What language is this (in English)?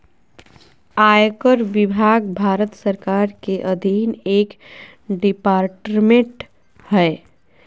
Magahi